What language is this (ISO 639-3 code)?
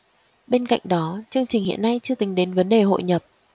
vie